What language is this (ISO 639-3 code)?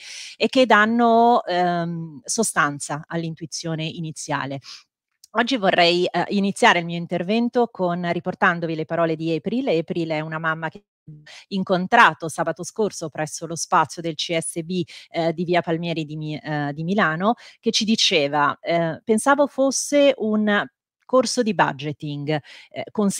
ita